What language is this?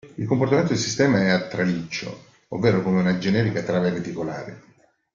Italian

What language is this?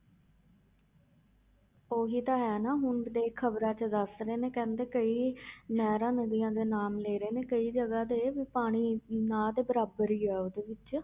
Punjabi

